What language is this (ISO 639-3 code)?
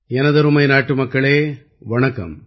tam